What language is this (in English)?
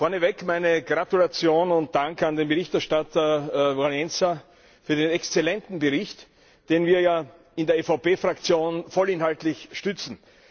German